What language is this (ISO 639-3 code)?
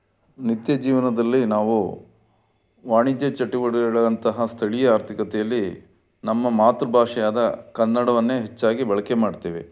kan